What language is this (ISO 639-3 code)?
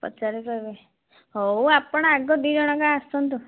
ori